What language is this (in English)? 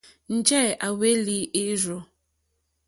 Mokpwe